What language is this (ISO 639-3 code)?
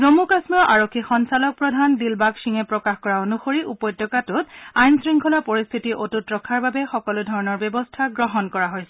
asm